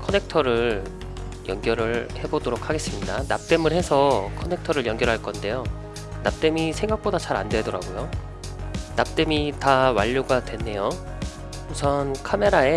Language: Korean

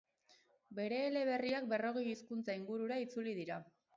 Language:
Basque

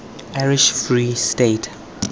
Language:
Tswana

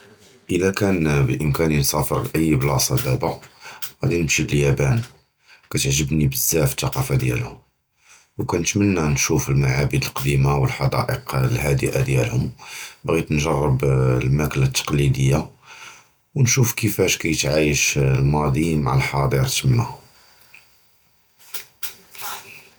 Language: Judeo-Arabic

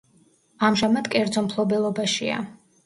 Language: Georgian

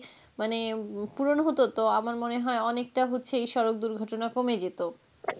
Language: Bangla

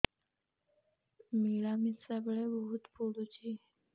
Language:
Odia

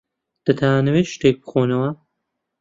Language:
Central Kurdish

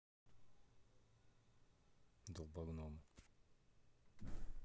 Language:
Russian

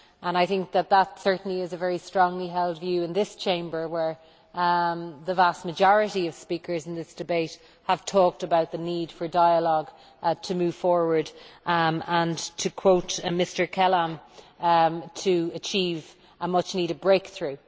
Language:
English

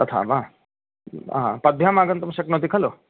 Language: Sanskrit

